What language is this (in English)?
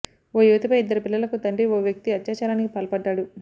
Telugu